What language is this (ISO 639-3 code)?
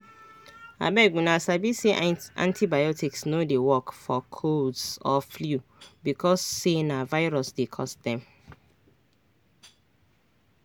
pcm